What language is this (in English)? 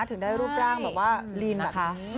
Thai